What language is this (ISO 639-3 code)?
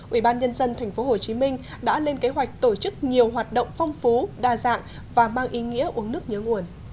vie